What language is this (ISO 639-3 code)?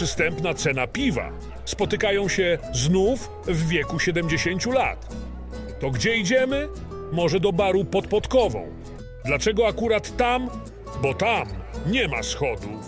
pol